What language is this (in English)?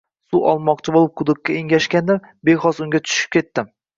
Uzbek